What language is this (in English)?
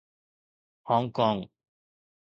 Sindhi